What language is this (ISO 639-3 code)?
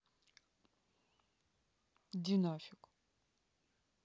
rus